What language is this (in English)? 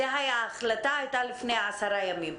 Hebrew